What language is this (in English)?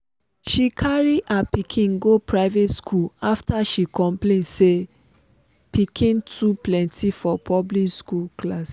Nigerian Pidgin